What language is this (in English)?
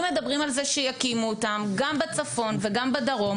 Hebrew